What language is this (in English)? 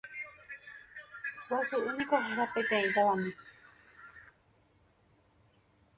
Guarani